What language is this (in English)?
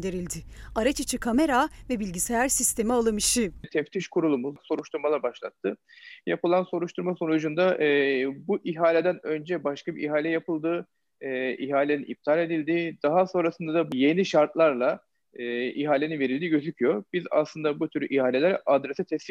Turkish